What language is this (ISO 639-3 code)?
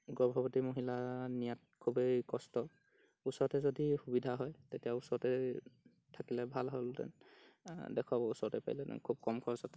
asm